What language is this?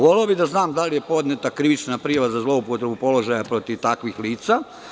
Serbian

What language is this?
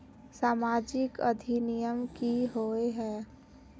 Magahi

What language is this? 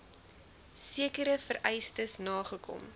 Afrikaans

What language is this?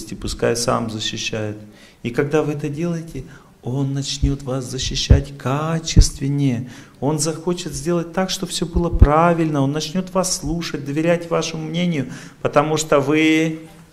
Russian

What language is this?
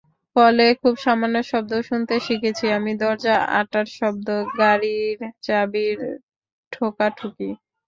Bangla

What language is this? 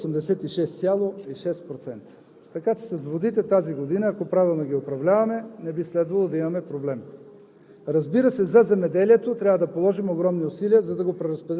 Bulgarian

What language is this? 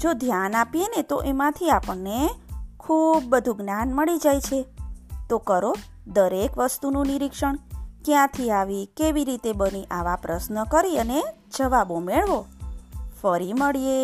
Gujarati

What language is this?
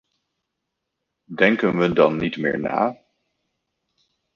Dutch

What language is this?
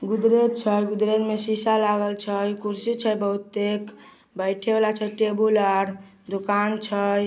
Magahi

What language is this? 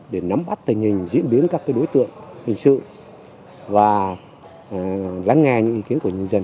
Vietnamese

